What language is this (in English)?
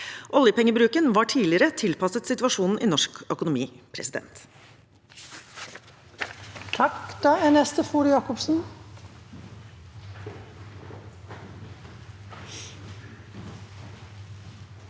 Norwegian